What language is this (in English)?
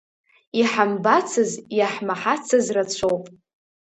Abkhazian